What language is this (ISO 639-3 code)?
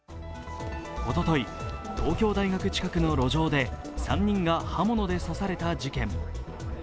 jpn